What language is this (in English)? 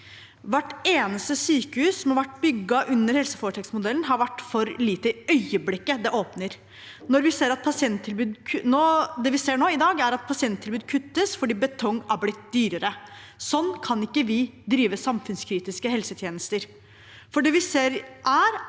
Norwegian